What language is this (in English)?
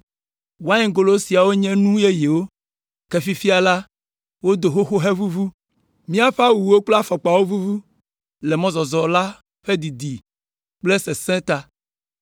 Ewe